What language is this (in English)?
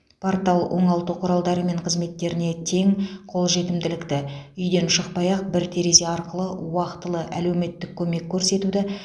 Kazakh